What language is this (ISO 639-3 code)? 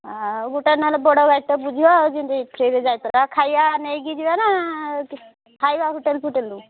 ori